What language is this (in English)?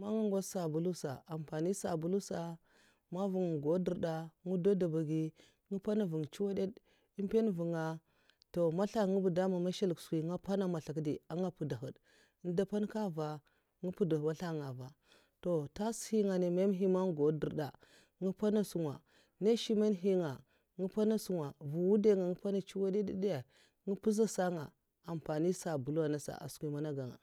Mafa